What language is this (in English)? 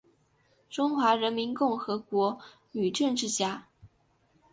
Chinese